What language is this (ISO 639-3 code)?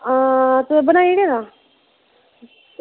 doi